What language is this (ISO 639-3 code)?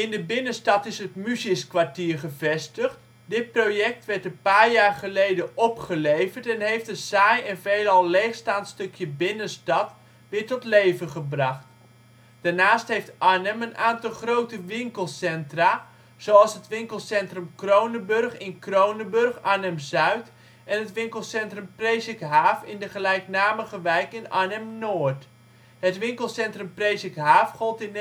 nld